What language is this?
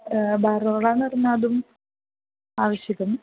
Sanskrit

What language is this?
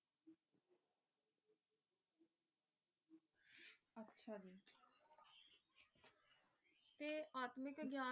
Punjabi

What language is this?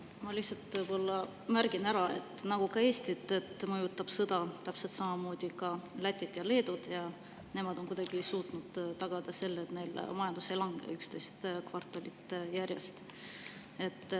Estonian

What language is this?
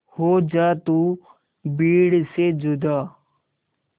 Hindi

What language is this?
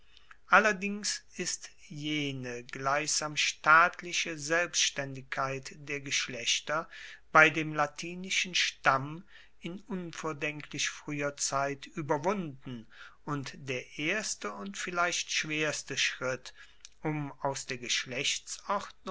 German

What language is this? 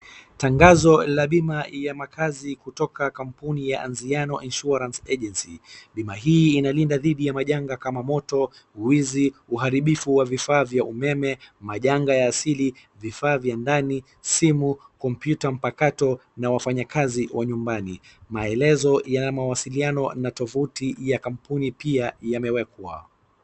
Swahili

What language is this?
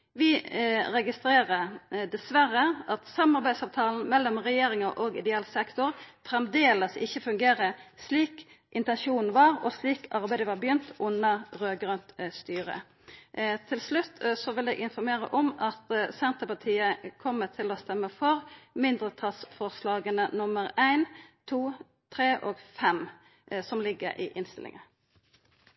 Norwegian Nynorsk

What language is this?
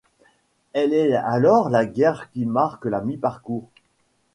French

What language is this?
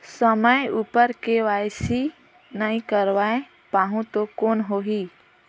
Chhattisgarhi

